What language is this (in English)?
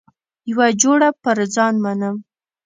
Pashto